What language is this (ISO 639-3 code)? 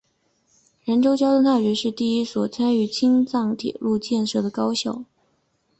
zho